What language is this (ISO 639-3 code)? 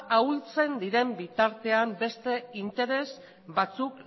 eus